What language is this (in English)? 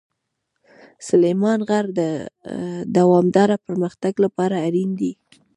Pashto